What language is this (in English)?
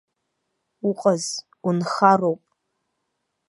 Abkhazian